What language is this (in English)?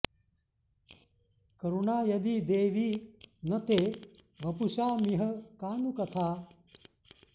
Sanskrit